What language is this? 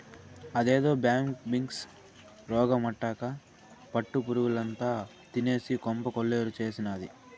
Telugu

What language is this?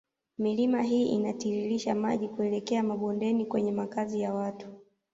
Swahili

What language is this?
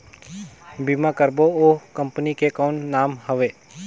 Chhattisgarhi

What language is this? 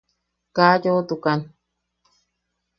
Yaqui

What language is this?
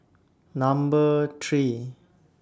English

